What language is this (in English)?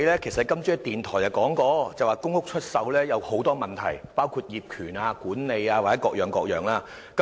Cantonese